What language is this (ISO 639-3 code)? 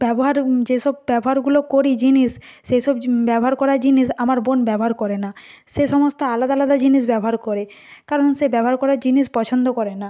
ben